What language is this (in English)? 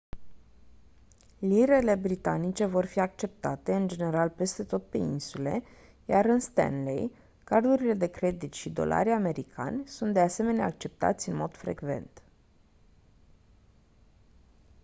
Romanian